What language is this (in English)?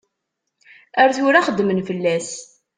Kabyle